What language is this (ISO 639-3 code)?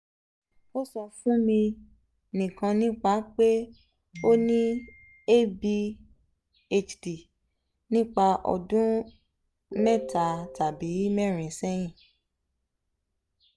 yor